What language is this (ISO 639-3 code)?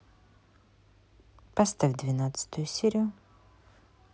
rus